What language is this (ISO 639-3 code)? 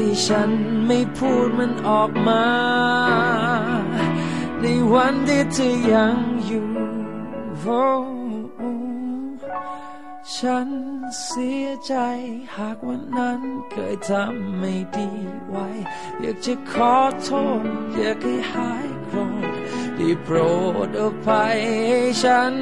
tha